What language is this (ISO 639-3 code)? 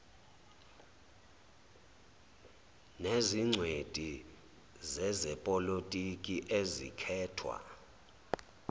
zul